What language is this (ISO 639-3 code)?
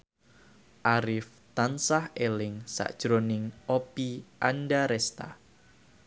jav